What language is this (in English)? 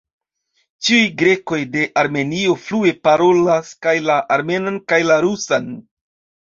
Esperanto